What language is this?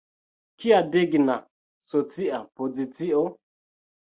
Esperanto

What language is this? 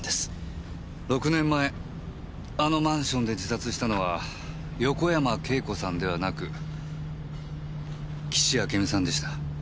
Japanese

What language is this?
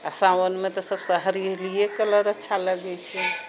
Maithili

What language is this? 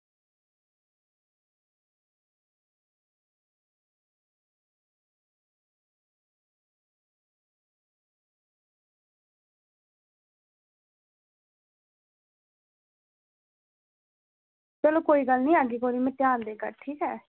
Dogri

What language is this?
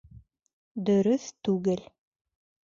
Bashkir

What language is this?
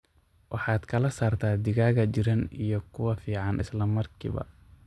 Somali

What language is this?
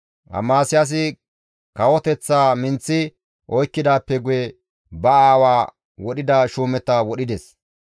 Gamo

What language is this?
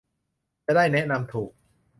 Thai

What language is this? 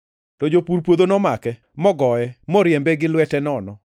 Luo (Kenya and Tanzania)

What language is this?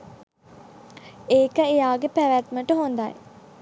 Sinhala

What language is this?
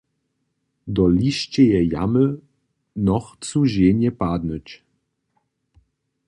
Upper Sorbian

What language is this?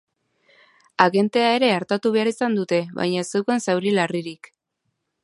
Basque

